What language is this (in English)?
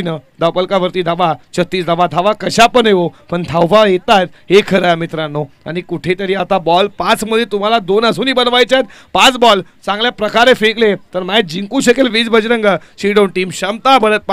Hindi